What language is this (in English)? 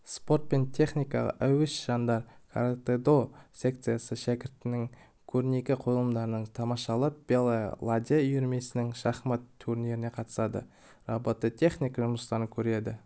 Kazakh